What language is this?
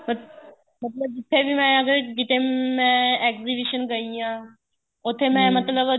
Punjabi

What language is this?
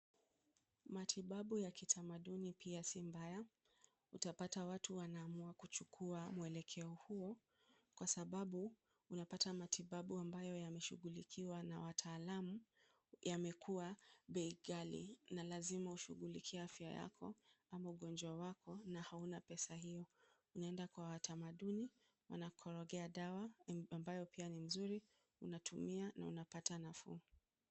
Swahili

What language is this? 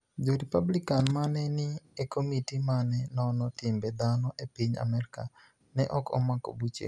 Luo (Kenya and Tanzania)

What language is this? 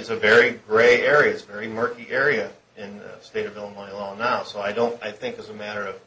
English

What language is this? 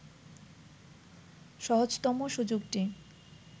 Bangla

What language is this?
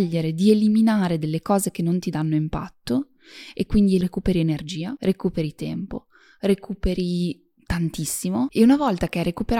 Italian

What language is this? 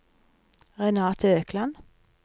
Norwegian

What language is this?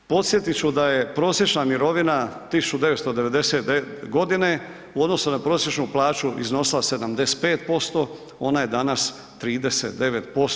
Croatian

